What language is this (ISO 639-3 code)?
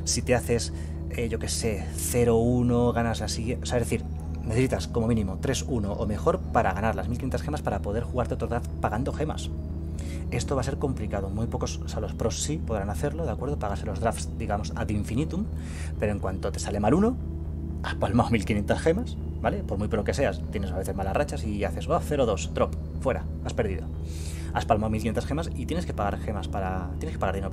spa